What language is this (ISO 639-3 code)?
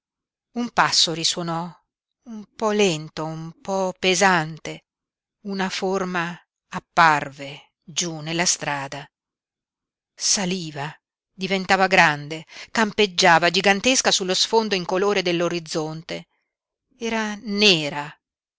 ita